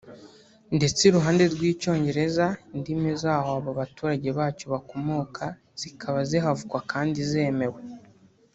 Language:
Kinyarwanda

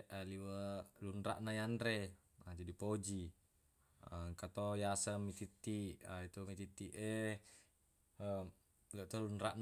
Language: Buginese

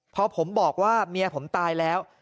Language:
Thai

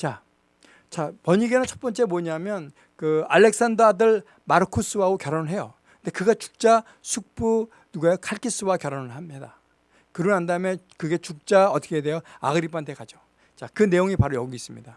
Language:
Korean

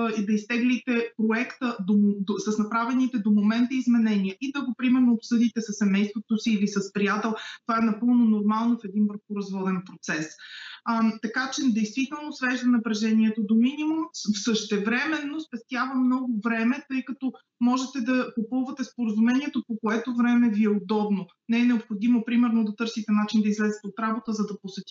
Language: Bulgarian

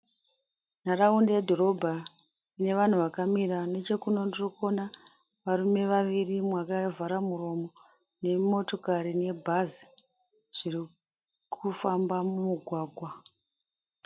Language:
Shona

